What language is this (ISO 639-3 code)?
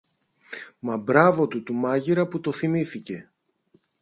ell